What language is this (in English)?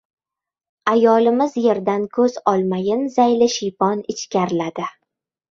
Uzbek